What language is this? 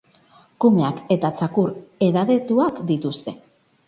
Basque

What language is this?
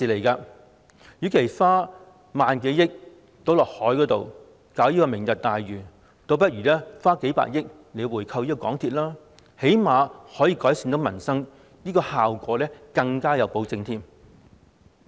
Cantonese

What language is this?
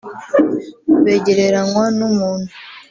Kinyarwanda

